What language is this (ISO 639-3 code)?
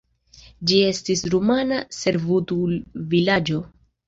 epo